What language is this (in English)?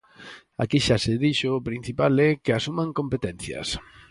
Galician